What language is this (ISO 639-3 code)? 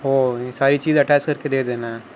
urd